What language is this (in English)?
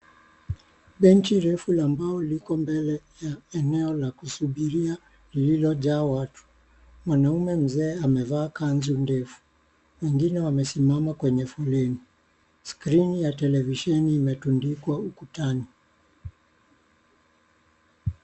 Swahili